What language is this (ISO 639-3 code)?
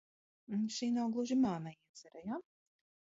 lav